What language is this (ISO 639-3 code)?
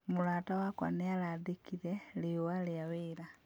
kik